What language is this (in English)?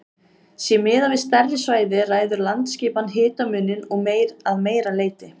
Icelandic